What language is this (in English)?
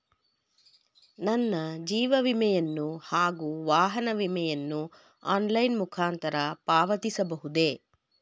Kannada